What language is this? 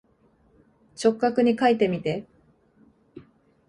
Japanese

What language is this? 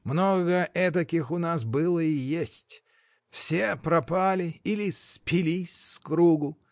Russian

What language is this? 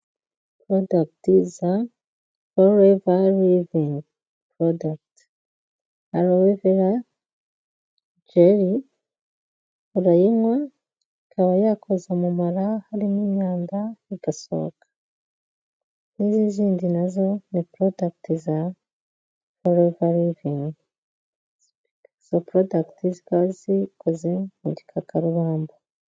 Kinyarwanda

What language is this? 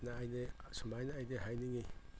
Manipuri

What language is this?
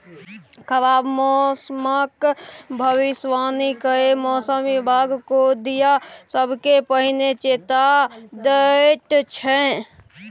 Maithili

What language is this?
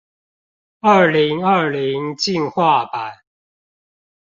Chinese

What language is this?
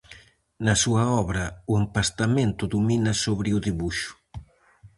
Galician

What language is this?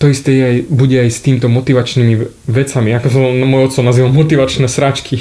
Slovak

